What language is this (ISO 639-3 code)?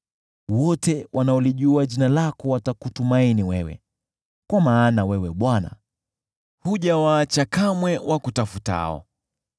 swa